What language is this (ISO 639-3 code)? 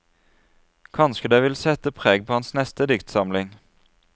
nor